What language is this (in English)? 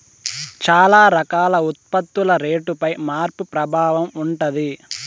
Telugu